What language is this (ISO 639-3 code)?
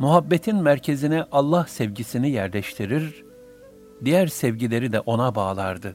tur